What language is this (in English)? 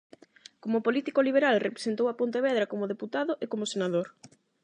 Galician